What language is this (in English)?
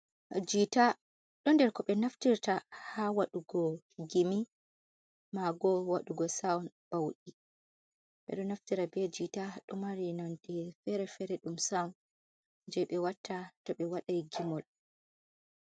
Fula